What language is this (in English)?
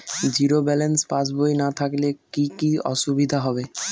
Bangla